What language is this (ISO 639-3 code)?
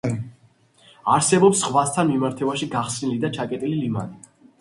kat